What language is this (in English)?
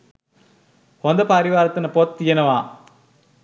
Sinhala